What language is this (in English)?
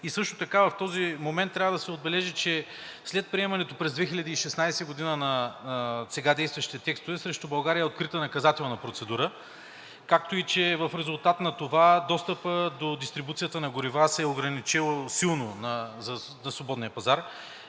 Bulgarian